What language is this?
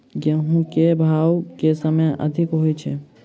Maithili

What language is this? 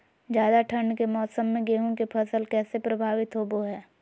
Magahi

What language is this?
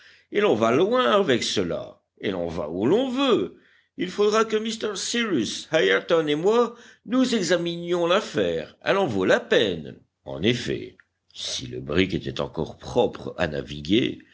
French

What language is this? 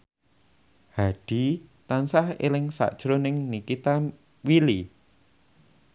Javanese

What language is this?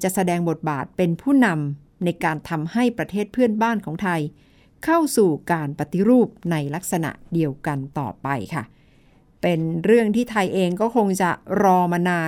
Thai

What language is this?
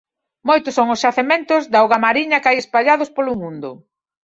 Galician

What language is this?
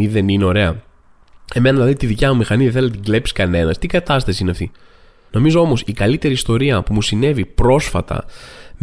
Greek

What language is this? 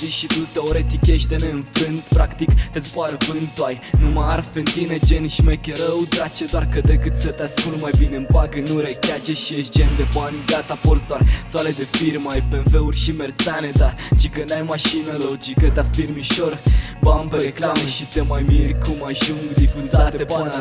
Romanian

